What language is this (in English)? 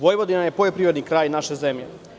Serbian